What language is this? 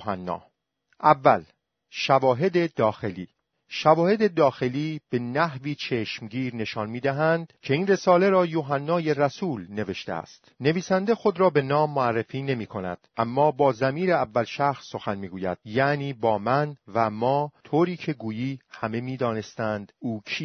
Persian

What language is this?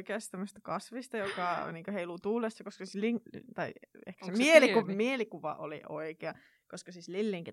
Finnish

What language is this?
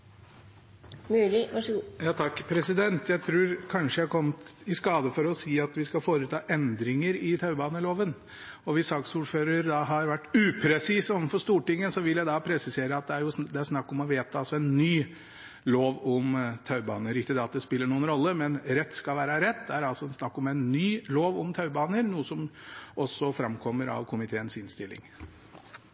Norwegian Bokmål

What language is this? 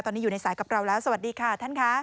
Thai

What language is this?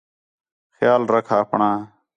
Khetrani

